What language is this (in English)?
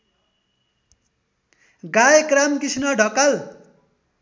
Nepali